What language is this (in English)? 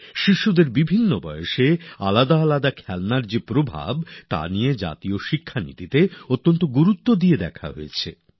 Bangla